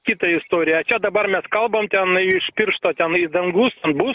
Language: Lithuanian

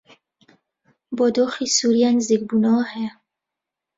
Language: Central Kurdish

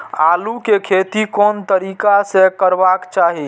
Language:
Maithili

